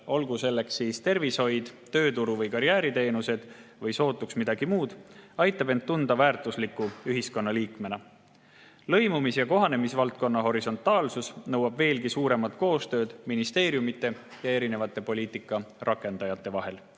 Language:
Estonian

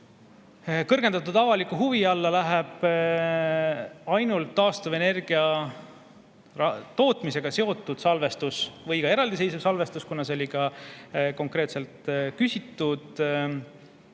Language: Estonian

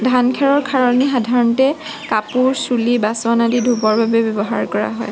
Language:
Assamese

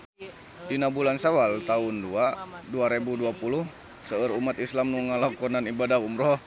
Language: Sundanese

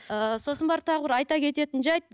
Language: Kazakh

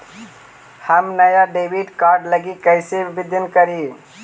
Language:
Magahi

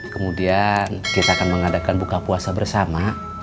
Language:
Indonesian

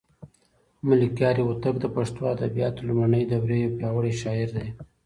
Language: Pashto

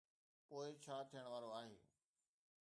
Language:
Sindhi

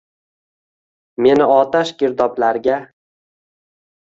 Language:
Uzbek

